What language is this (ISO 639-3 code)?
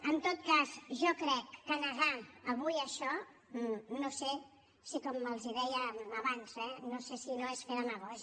cat